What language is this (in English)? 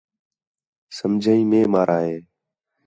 Khetrani